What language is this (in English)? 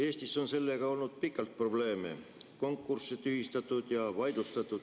Estonian